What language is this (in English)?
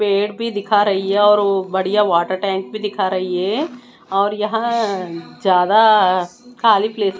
Hindi